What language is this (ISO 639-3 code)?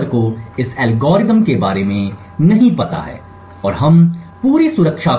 hin